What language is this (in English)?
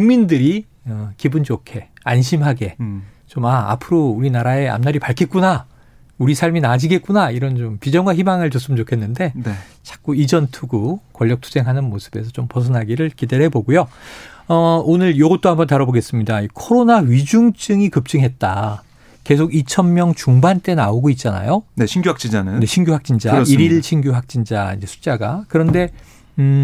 Korean